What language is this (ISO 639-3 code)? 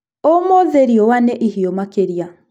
kik